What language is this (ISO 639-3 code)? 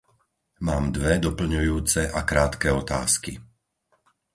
slk